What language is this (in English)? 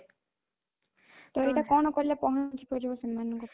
Odia